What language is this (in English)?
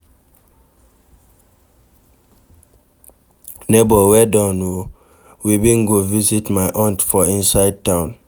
Nigerian Pidgin